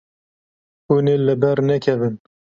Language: Kurdish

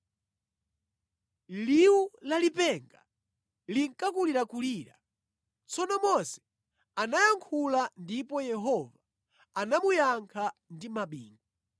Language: Nyanja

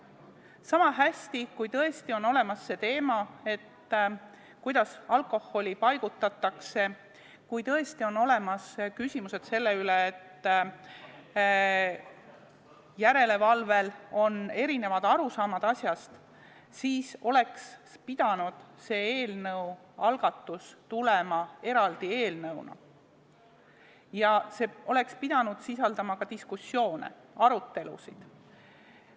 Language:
Estonian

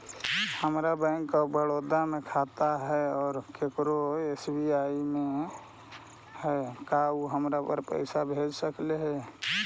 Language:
Magahi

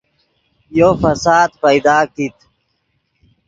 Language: Yidgha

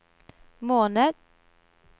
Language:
Norwegian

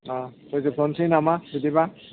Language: Bodo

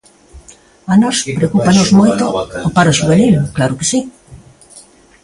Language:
Galician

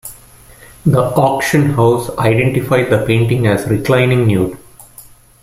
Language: English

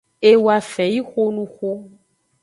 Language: Aja (Benin)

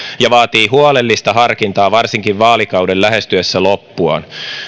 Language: Finnish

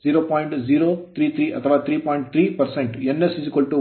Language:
Kannada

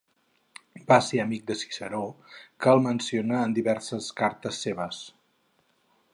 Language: Catalan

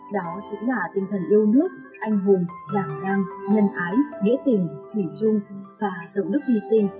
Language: Vietnamese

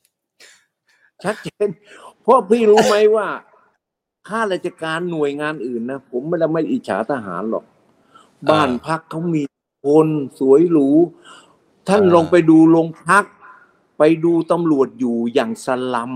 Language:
Thai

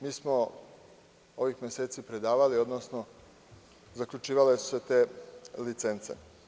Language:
Serbian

